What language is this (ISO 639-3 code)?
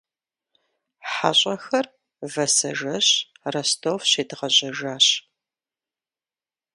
kbd